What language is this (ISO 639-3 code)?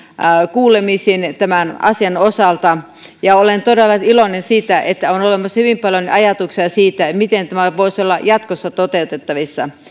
fin